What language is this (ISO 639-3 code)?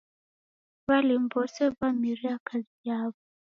dav